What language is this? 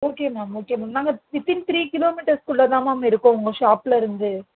Tamil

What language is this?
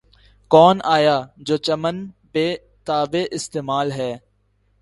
Urdu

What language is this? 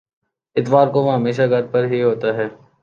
Urdu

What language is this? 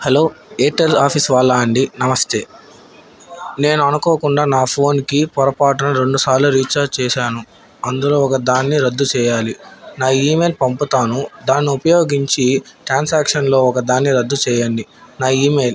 Telugu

